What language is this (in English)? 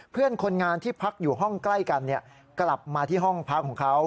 Thai